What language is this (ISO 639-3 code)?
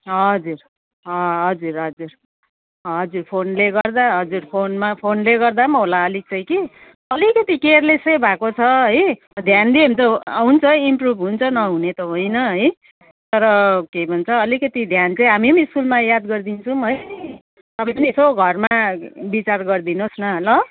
nep